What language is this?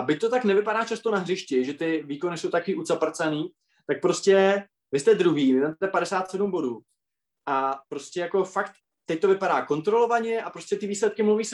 Czech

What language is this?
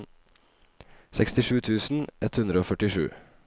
Norwegian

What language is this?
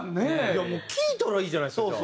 Japanese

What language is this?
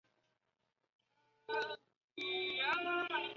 Chinese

